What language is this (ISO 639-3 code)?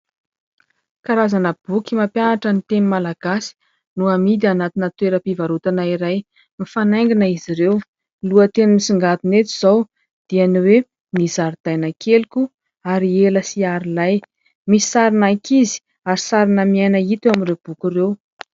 mlg